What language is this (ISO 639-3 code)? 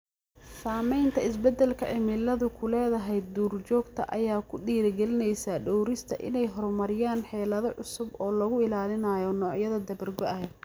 som